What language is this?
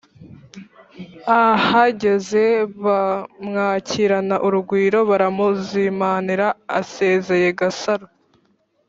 Kinyarwanda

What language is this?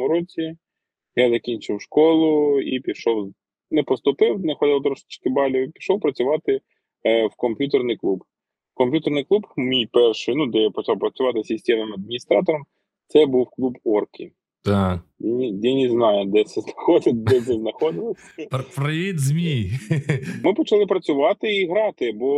Ukrainian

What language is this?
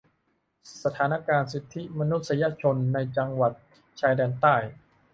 Thai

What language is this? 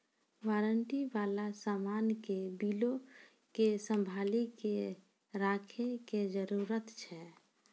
Maithili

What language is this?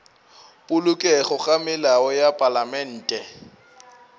Northern Sotho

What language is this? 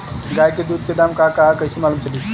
Bhojpuri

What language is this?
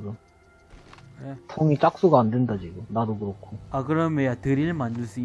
Korean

